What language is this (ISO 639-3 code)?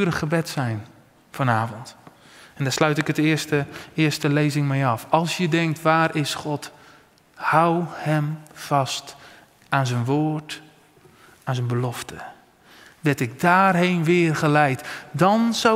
nld